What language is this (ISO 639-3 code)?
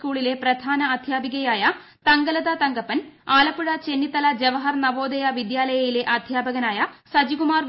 mal